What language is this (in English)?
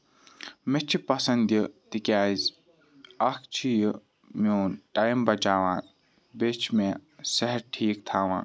Kashmiri